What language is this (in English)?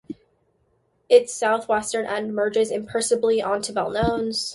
English